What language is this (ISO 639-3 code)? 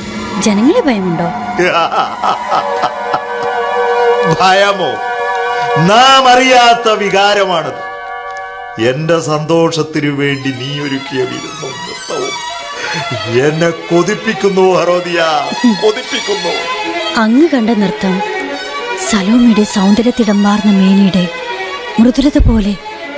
mal